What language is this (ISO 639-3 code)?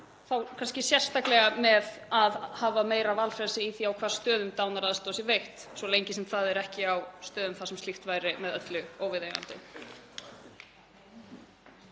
isl